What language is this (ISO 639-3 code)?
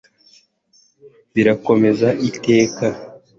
kin